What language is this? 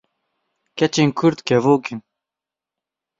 Kurdish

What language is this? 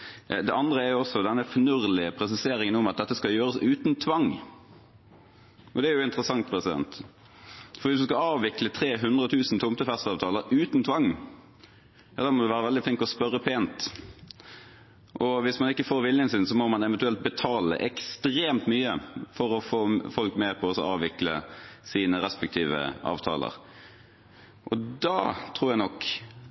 Norwegian Bokmål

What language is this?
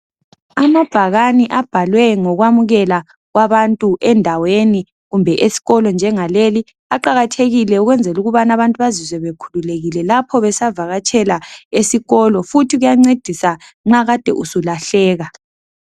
North Ndebele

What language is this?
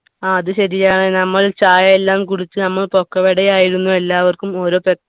Malayalam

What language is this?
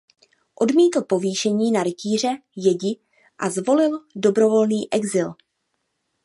Czech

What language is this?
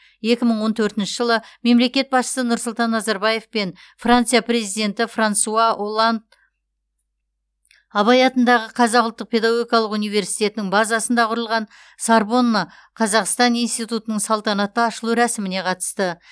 Kazakh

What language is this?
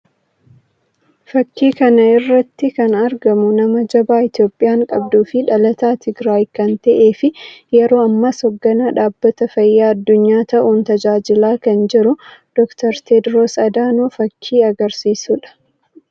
Oromo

